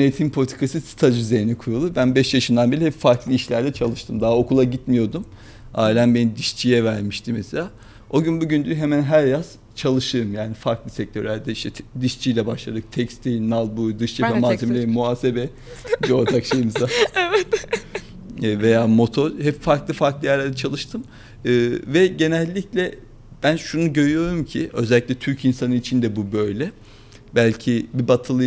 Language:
Turkish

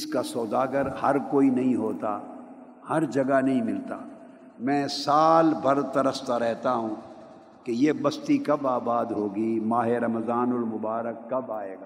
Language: Urdu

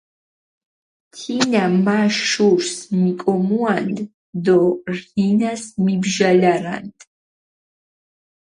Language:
Mingrelian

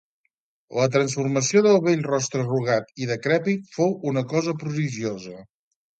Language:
Catalan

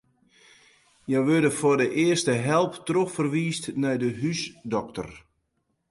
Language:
Western Frisian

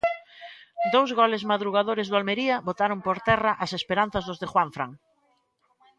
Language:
Galician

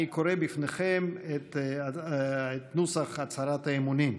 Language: Hebrew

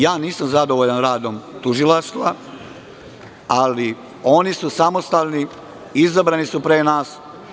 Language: Serbian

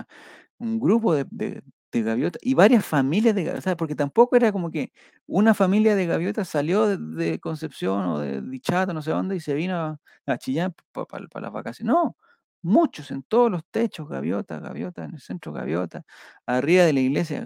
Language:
Spanish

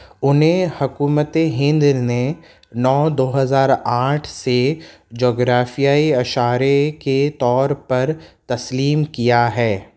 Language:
Urdu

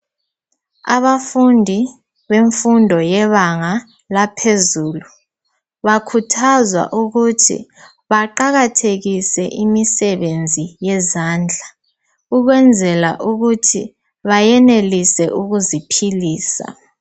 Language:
North Ndebele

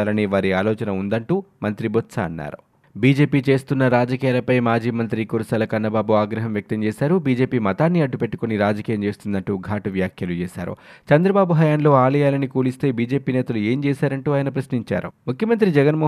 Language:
Telugu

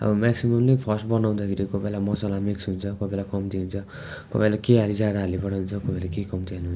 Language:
Nepali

